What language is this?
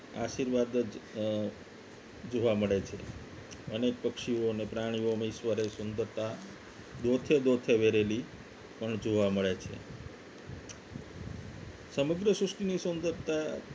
Gujarati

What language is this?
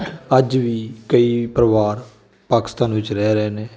Punjabi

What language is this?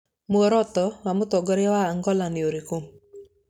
Kikuyu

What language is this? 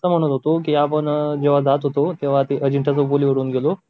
Marathi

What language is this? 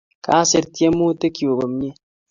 Kalenjin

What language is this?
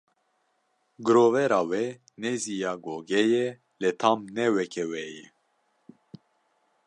Kurdish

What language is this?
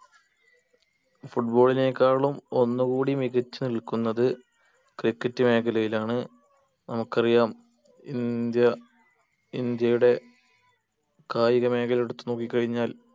Malayalam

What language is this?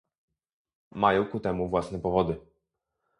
Polish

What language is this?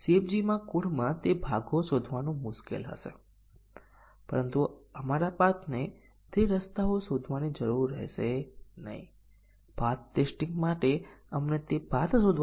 Gujarati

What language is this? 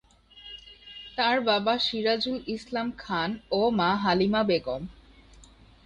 Bangla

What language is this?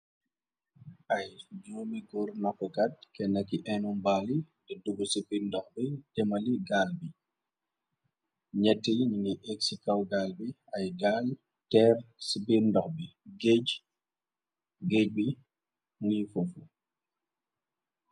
Wolof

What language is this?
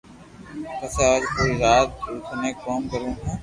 Loarki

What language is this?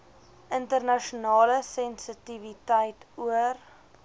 Afrikaans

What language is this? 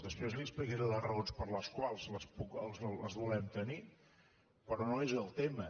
Catalan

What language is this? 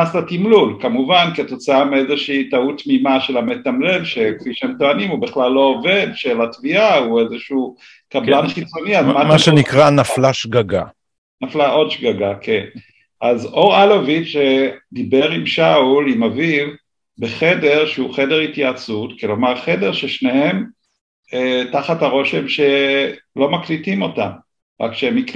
Hebrew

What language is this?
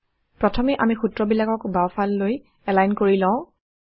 Assamese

